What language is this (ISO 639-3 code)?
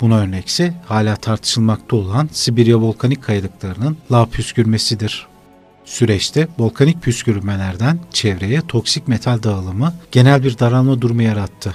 tur